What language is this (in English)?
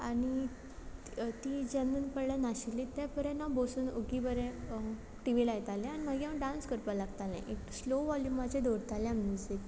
Konkani